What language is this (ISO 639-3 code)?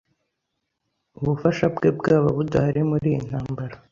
kin